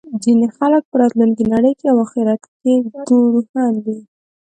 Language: Pashto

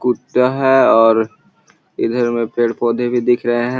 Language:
Magahi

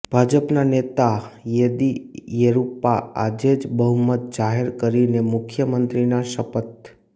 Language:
Gujarati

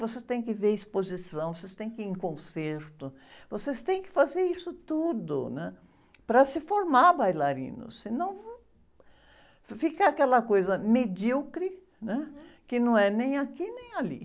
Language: Portuguese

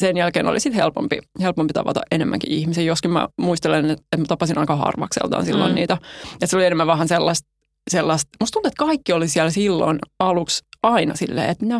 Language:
Finnish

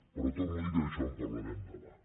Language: Catalan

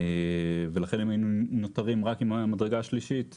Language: Hebrew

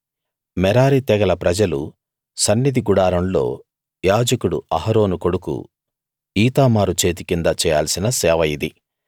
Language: Telugu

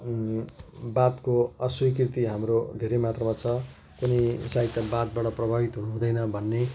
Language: Nepali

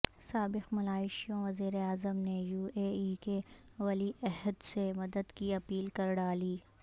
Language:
Urdu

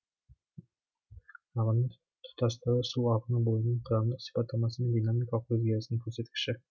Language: Kazakh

